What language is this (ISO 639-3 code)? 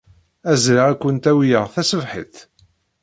kab